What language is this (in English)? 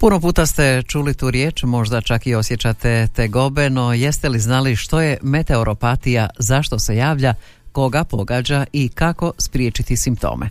Croatian